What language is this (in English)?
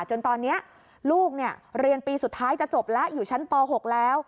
Thai